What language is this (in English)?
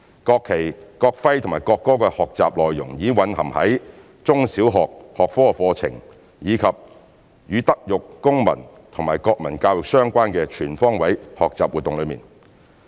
Cantonese